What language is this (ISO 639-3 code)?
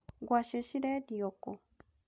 kik